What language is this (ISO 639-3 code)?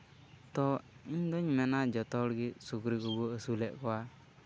sat